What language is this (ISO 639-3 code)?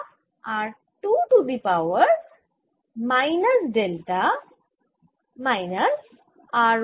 ben